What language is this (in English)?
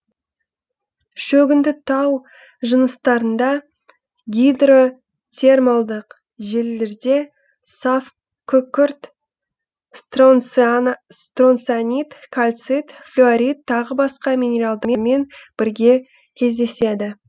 Kazakh